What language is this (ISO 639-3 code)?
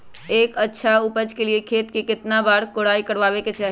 mag